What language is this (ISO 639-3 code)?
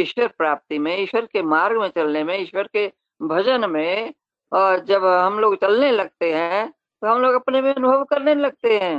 hin